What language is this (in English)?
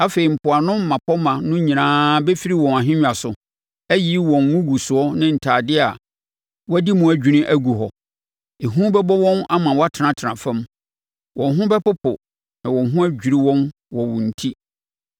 Akan